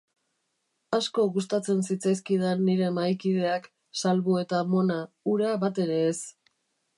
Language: Basque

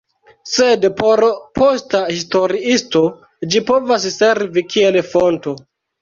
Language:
Esperanto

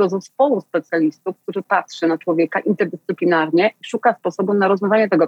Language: Polish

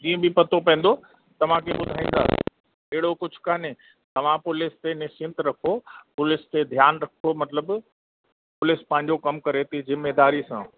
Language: Sindhi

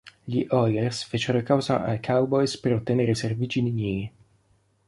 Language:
Italian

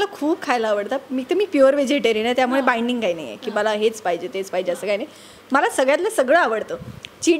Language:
Marathi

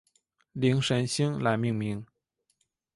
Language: Chinese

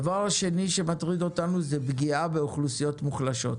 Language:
Hebrew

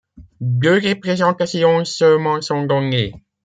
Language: French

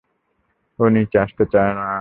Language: Bangla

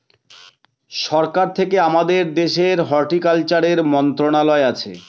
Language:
Bangla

